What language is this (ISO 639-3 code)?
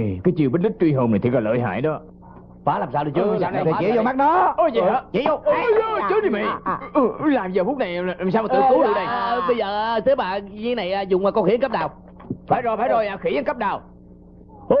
vie